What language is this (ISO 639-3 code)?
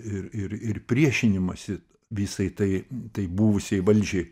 lit